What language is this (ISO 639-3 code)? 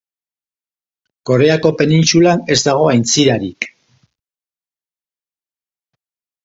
eus